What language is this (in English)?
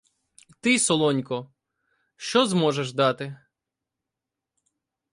Ukrainian